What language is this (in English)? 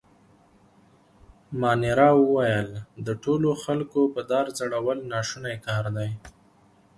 Pashto